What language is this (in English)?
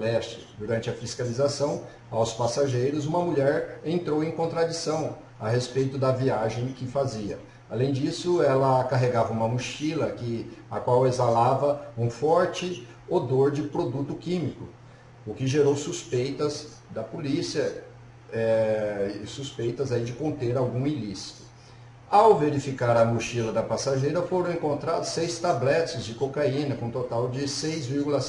Portuguese